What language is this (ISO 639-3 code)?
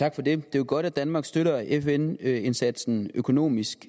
dan